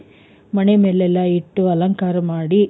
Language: Kannada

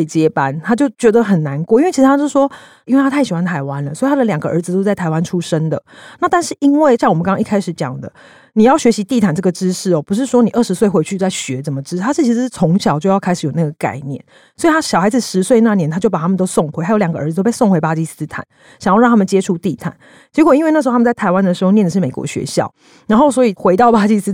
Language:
Chinese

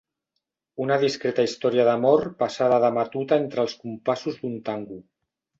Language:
Catalan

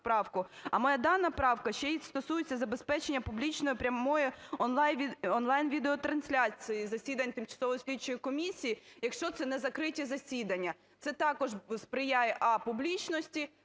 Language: Ukrainian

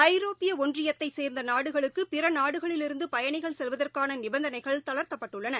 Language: Tamil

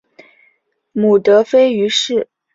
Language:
Chinese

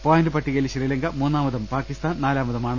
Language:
Malayalam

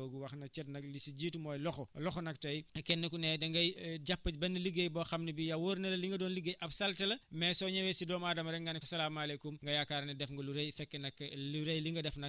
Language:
Wolof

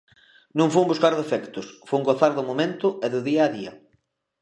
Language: Galician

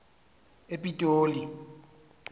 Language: Xhosa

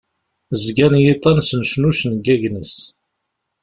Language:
Kabyle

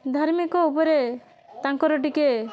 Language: Odia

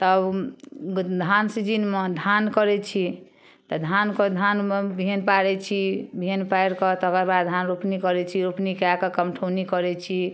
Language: Maithili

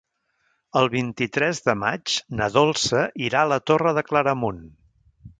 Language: Catalan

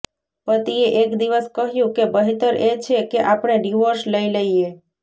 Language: Gujarati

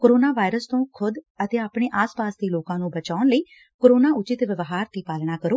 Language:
Punjabi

